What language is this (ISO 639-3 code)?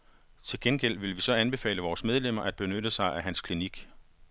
dan